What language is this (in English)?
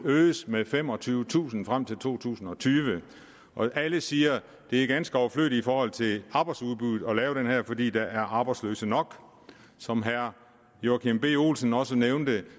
Danish